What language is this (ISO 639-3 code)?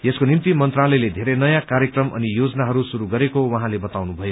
nep